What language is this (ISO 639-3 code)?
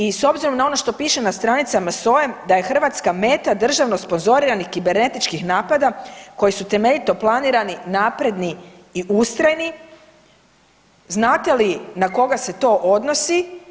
hrv